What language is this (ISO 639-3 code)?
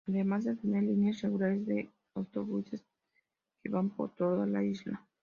spa